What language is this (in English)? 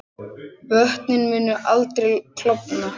Icelandic